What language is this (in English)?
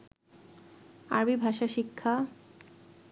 Bangla